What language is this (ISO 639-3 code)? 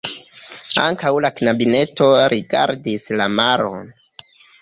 epo